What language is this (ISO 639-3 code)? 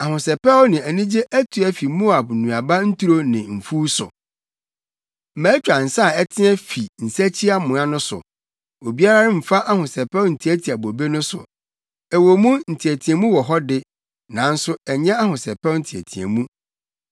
aka